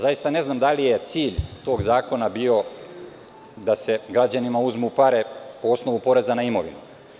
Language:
Serbian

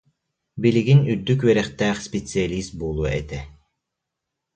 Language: Yakut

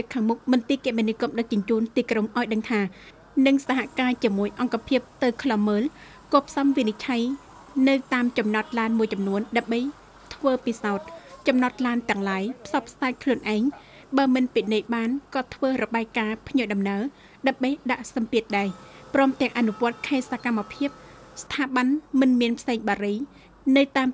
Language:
Thai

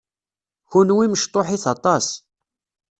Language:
Kabyle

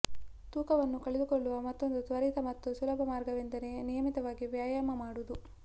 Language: Kannada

